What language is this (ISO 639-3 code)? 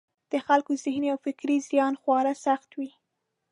pus